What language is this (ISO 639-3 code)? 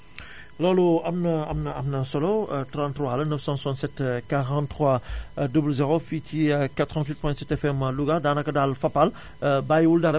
wol